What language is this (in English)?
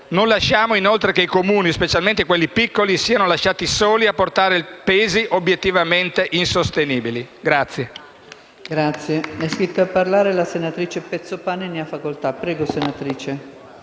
Italian